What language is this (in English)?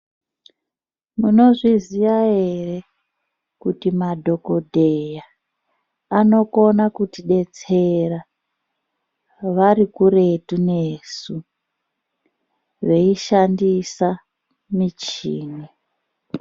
Ndau